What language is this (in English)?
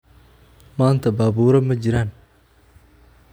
Somali